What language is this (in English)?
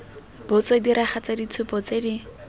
Tswana